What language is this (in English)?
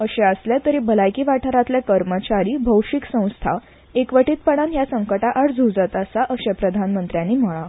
Konkani